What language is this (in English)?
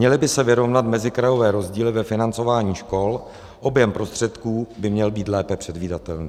Czech